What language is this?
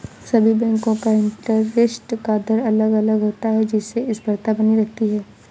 Hindi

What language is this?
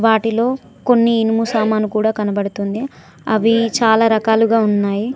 Telugu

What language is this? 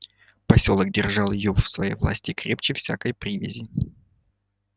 Russian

